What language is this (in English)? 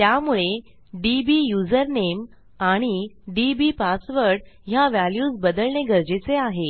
Marathi